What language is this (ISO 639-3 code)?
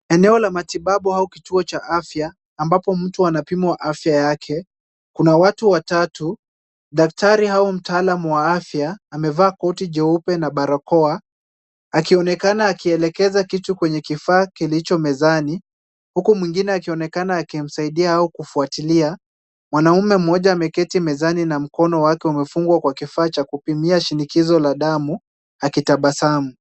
swa